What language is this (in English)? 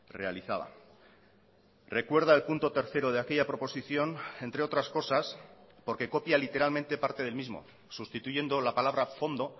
Spanish